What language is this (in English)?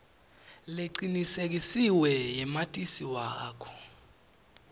Swati